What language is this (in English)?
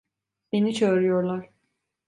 Turkish